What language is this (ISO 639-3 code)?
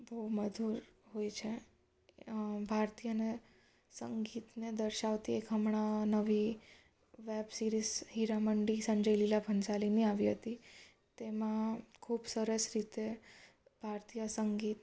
guj